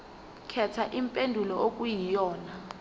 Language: Zulu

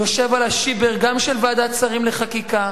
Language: Hebrew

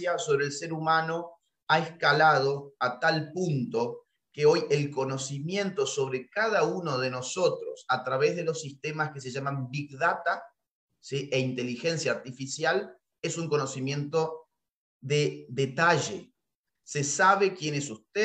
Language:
Spanish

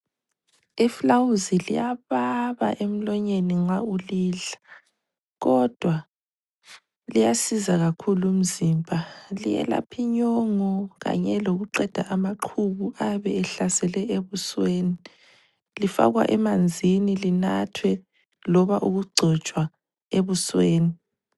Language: North Ndebele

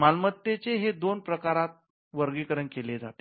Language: Marathi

